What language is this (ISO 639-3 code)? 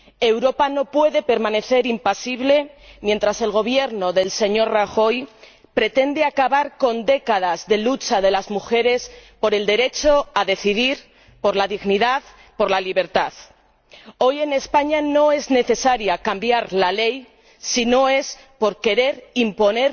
spa